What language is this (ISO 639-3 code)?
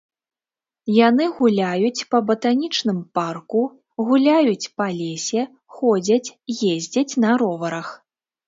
bel